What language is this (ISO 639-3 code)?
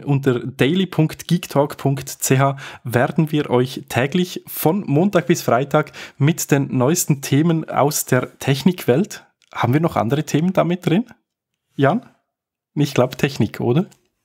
deu